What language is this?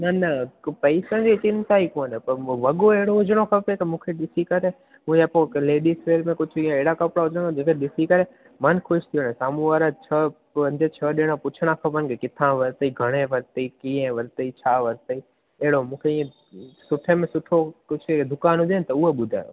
Sindhi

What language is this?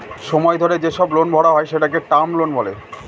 Bangla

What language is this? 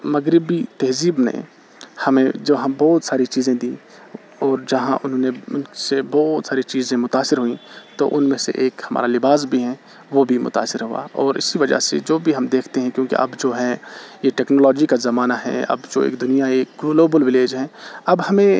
Urdu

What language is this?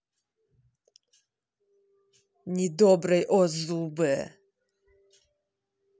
Russian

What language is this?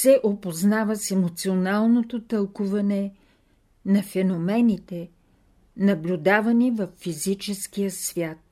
Bulgarian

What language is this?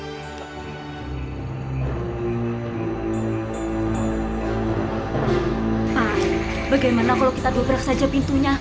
Indonesian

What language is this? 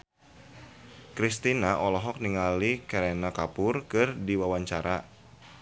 Sundanese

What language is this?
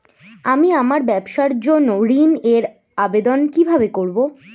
Bangla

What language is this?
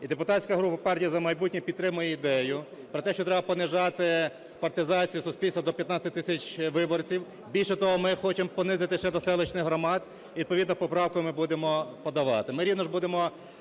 Ukrainian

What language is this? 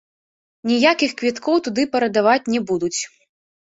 Belarusian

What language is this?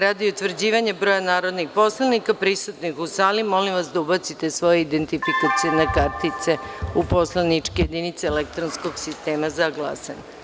Serbian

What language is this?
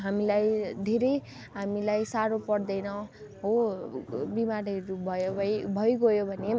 Nepali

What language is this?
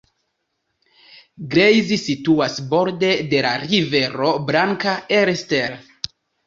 Esperanto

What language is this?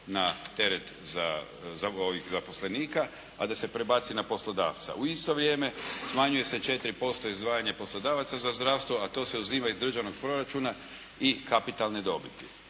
Croatian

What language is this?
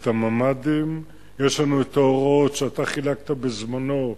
Hebrew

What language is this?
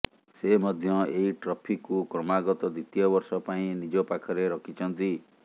Odia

